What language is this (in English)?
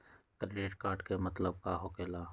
Magahi